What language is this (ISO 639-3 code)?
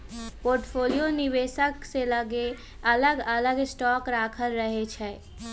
mag